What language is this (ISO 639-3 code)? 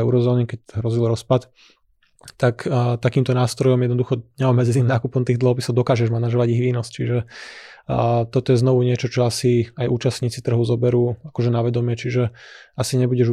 slk